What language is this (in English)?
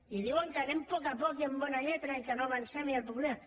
Catalan